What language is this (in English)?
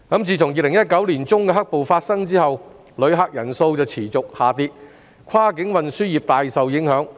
Cantonese